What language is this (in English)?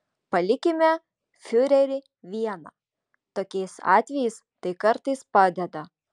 Lithuanian